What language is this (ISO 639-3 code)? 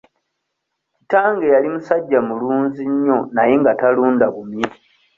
lug